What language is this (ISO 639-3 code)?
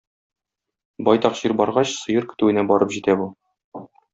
tat